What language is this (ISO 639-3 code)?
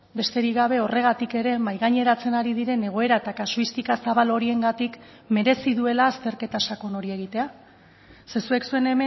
eus